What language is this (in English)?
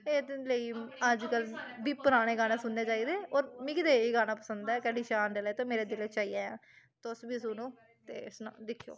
Dogri